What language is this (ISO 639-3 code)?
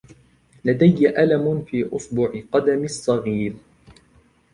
ara